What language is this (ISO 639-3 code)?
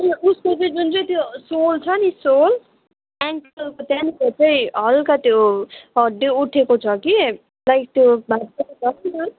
nep